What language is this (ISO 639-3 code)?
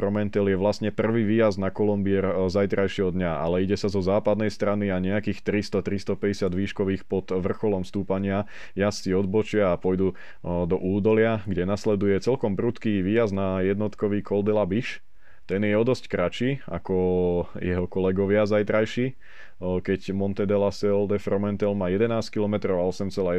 slk